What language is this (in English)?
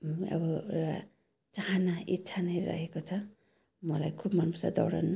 Nepali